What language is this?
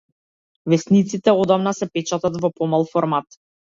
Macedonian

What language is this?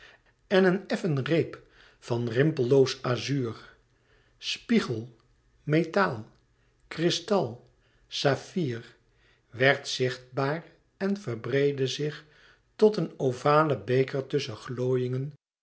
Dutch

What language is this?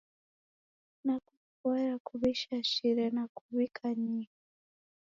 Taita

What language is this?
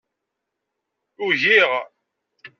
Kabyle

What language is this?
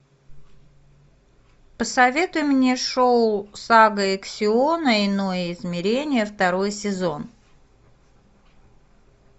Russian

